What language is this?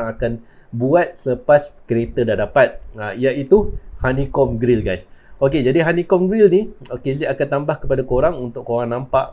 Malay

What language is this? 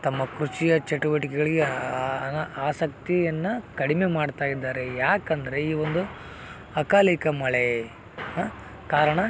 Kannada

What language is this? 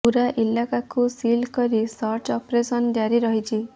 Odia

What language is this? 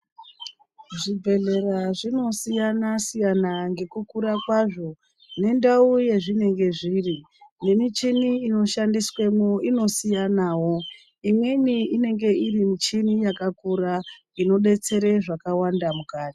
Ndau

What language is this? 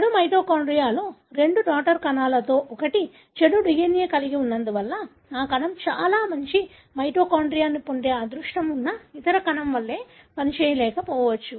Telugu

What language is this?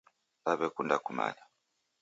Taita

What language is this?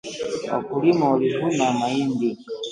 Swahili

